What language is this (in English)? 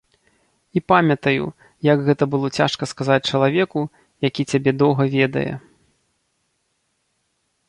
Belarusian